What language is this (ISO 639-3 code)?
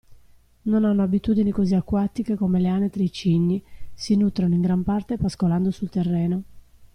ita